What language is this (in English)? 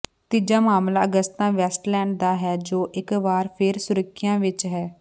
Punjabi